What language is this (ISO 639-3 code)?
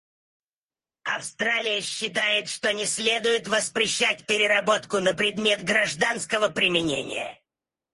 rus